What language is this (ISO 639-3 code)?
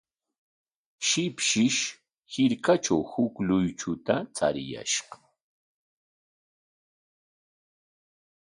qwa